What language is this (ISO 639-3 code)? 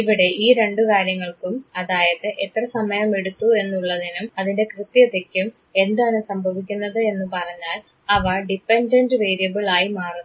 mal